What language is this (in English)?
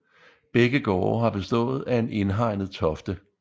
Danish